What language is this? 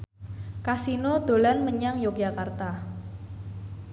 Javanese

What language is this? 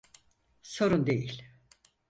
Turkish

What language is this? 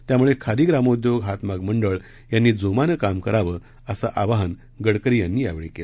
Marathi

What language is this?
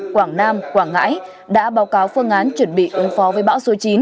Vietnamese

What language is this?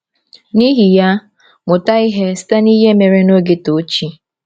Igbo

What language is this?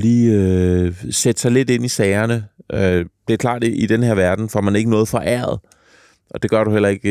Danish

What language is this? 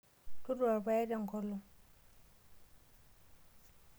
Masai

